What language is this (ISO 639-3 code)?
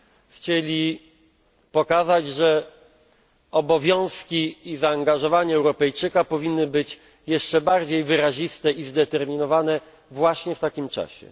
pol